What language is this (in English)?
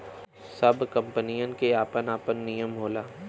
Bhojpuri